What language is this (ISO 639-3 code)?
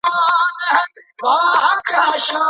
pus